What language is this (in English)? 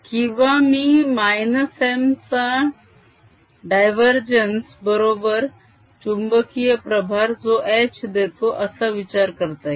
Marathi